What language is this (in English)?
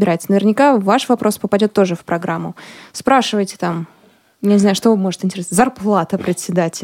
Russian